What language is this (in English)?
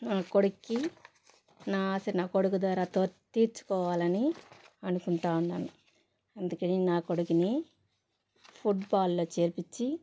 Telugu